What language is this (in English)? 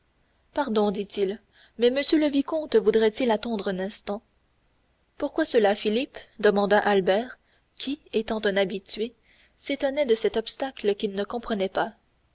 French